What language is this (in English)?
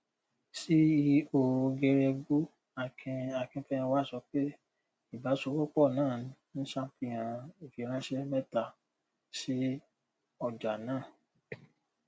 Yoruba